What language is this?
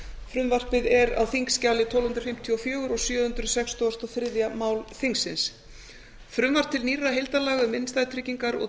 Icelandic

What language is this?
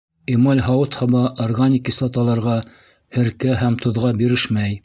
Bashkir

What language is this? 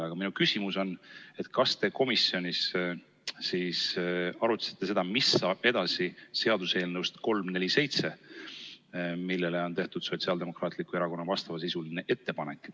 Estonian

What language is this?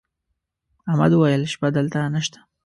Pashto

